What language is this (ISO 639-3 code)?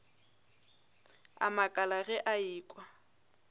nso